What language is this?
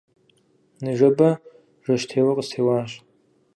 Kabardian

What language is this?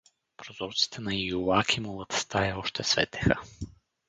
Bulgarian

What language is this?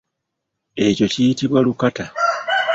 Ganda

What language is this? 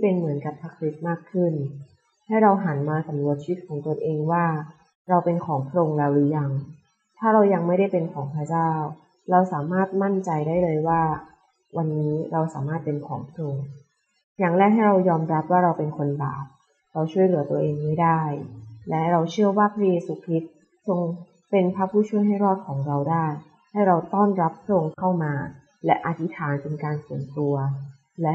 Thai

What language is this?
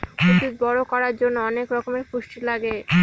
Bangla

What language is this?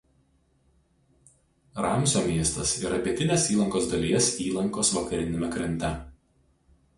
Lithuanian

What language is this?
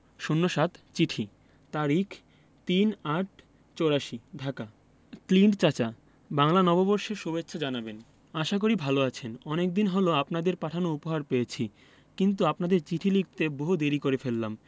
Bangla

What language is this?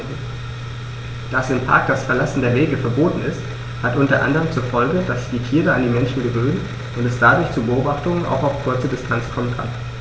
German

